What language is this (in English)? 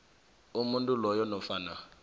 South Ndebele